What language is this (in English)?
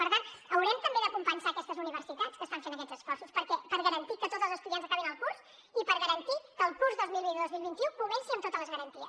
Catalan